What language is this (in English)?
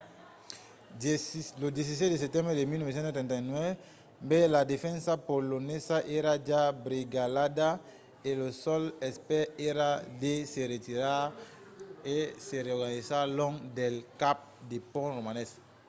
Occitan